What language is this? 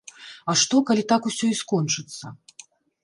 Belarusian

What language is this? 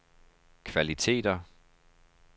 Danish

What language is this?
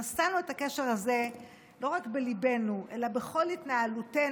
Hebrew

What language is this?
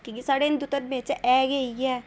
Dogri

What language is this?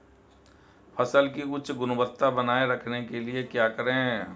Hindi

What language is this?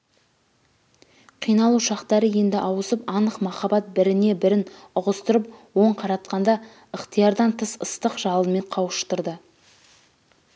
Kazakh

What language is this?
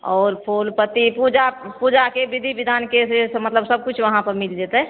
Maithili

